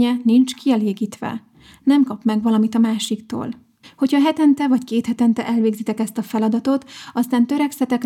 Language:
Hungarian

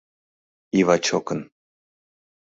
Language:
Mari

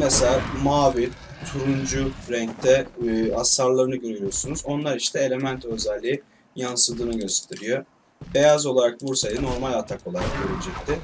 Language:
Turkish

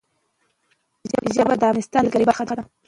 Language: Pashto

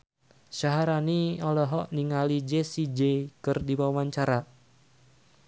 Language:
Sundanese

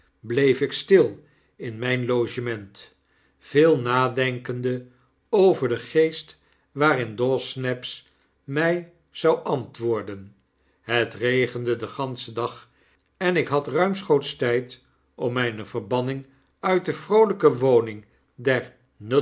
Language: Dutch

